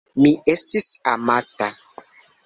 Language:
Esperanto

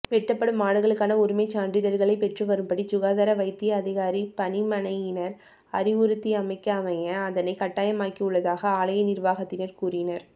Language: Tamil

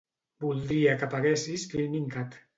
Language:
Catalan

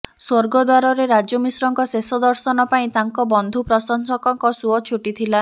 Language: Odia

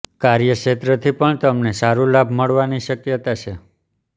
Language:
Gujarati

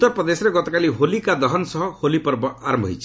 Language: Odia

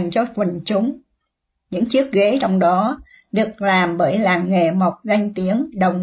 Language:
Vietnamese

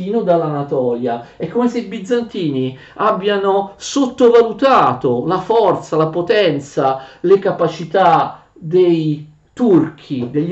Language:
Italian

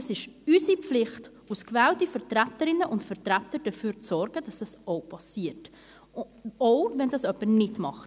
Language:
Swiss German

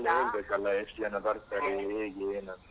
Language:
Kannada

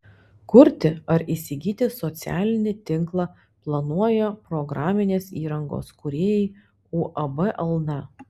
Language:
Lithuanian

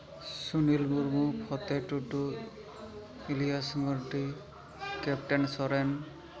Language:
Santali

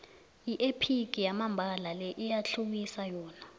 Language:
South Ndebele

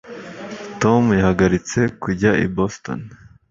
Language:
Kinyarwanda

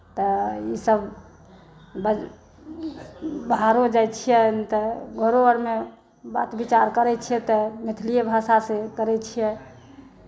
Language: Maithili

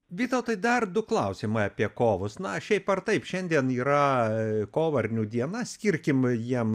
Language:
Lithuanian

